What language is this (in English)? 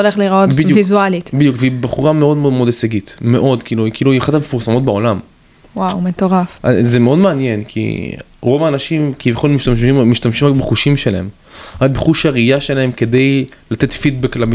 Hebrew